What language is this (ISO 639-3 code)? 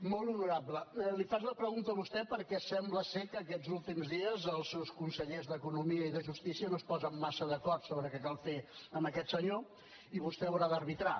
cat